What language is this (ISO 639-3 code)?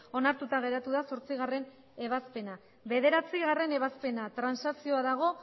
eus